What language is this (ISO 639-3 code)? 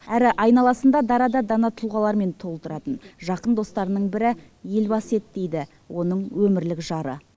kaz